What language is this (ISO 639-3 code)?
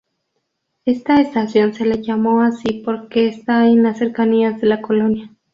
spa